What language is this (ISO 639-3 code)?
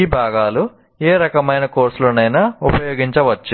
tel